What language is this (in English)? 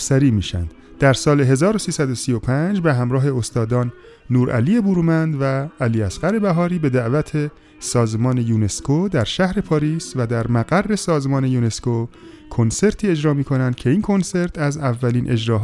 Persian